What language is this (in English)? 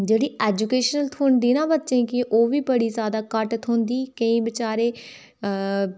Dogri